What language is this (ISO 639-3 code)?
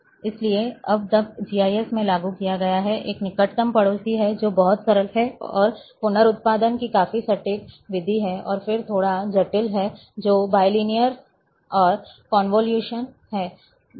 hin